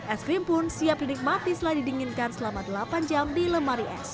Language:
Indonesian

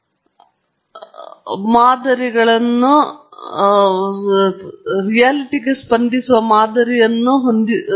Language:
Kannada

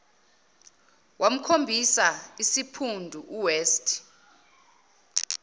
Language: Zulu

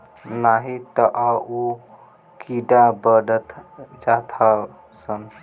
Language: Bhojpuri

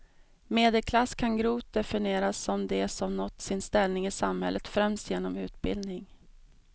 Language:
Swedish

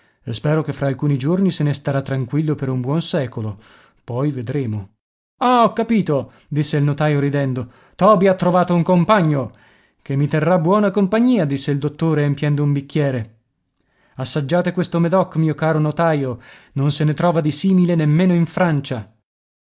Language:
Italian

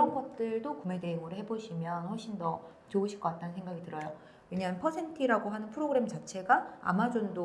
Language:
Korean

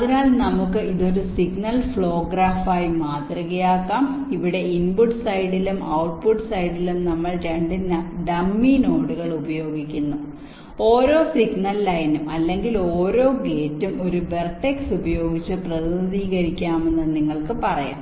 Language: Malayalam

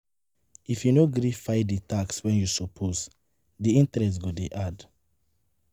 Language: Nigerian Pidgin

